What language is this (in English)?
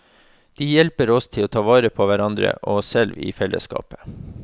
Norwegian